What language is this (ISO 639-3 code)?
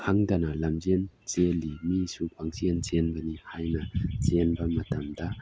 mni